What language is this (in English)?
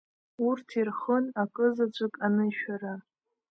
Abkhazian